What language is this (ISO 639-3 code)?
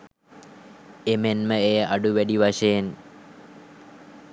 sin